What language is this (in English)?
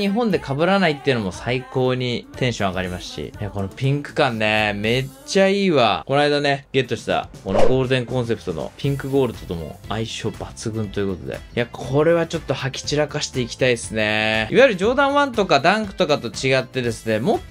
Japanese